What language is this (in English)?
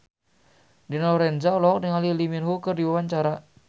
Sundanese